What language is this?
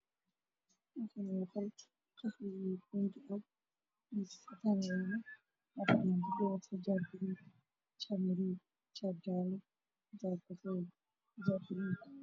Somali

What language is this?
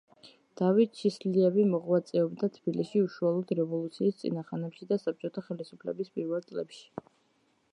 Georgian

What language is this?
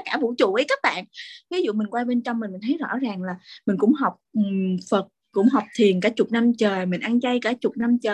Vietnamese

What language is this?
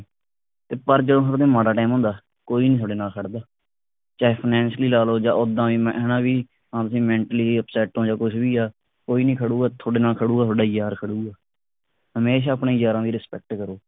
Punjabi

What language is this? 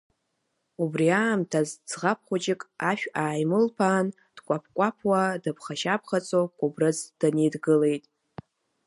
Abkhazian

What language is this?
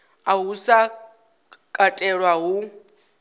Venda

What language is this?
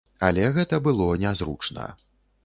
Belarusian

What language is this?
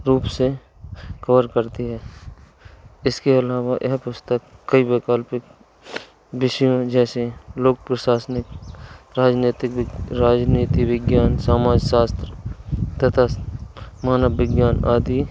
Hindi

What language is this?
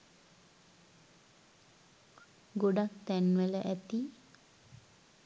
Sinhala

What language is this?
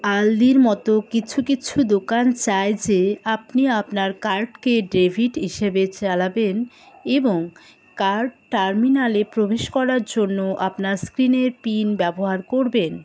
Bangla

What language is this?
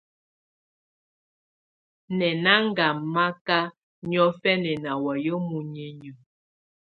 Tunen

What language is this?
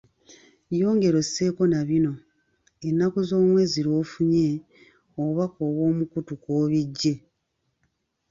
Ganda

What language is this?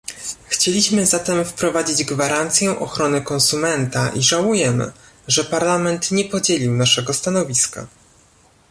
Polish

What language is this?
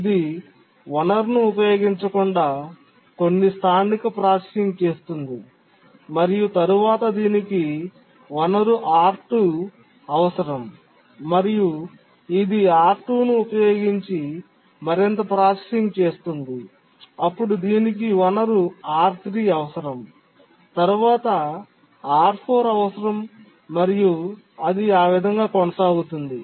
Telugu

